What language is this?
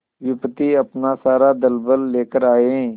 Hindi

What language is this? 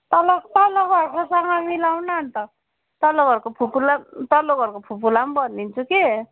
Nepali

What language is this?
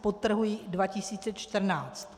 Czech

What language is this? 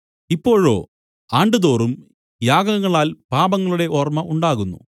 Malayalam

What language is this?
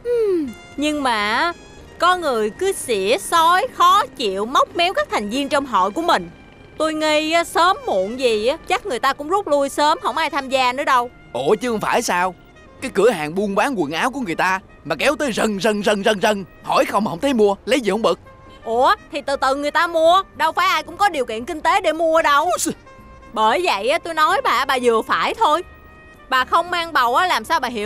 Vietnamese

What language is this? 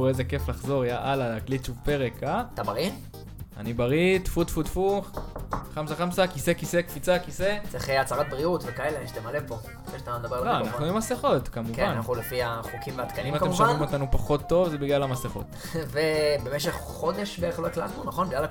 Hebrew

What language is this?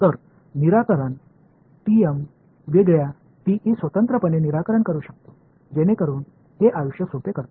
Marathi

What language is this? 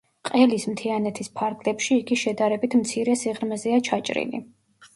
Georgian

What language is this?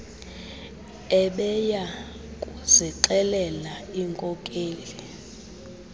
Xhosa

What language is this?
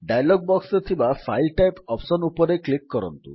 Odia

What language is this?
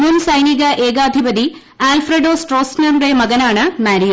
Malayalam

